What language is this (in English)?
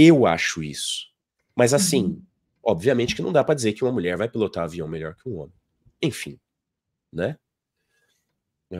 Portuguese